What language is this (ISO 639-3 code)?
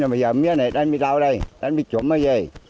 vie